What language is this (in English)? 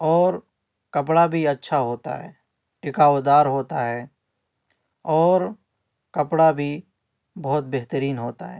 Urdu